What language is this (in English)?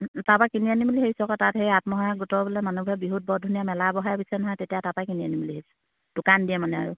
Assamese